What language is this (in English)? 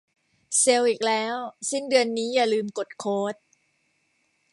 Thai